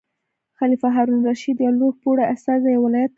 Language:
Pashto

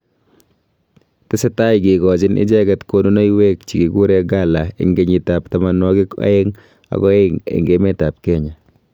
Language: Kalenjin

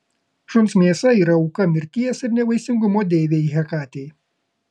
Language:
Lithuanian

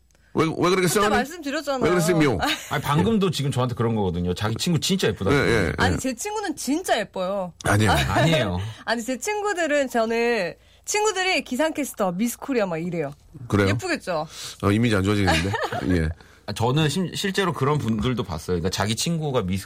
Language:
Korean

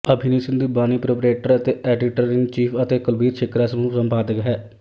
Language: Punjabi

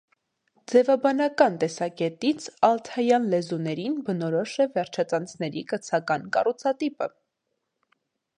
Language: Armenian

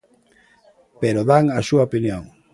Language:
Galician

